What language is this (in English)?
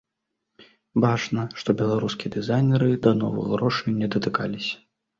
Belarusian